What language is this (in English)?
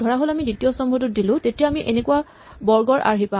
Assamese